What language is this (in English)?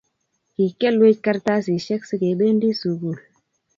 Kalenjin